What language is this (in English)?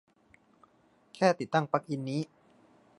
Thai